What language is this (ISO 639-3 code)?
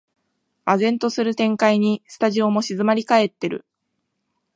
jpn